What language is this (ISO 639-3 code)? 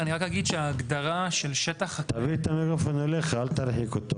heb